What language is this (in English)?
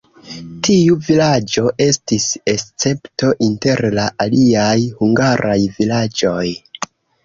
Esperanto